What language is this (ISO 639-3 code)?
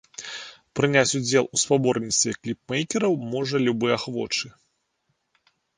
bel